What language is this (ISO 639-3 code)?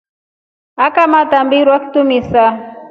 rof